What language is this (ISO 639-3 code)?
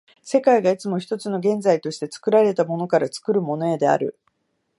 jpn